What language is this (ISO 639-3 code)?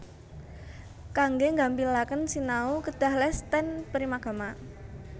jav